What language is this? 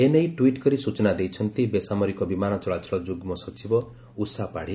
Odia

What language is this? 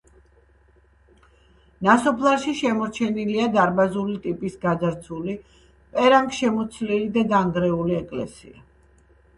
Georgian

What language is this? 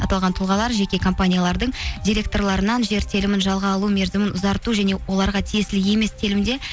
Kazakh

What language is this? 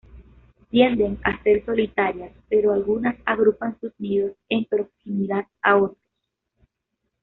Spanish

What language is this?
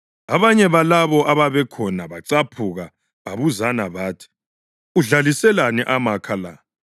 North Ndebele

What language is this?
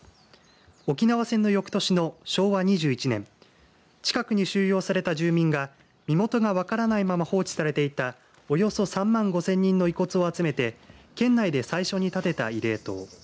Japanese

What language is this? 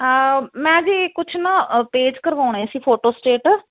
Punjabi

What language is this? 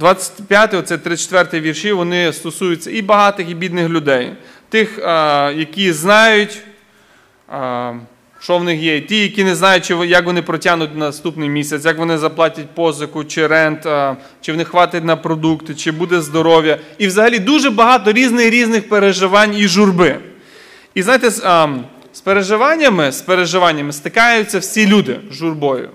Ukrainian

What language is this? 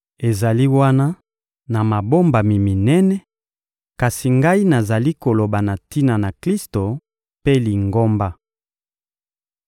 Lingala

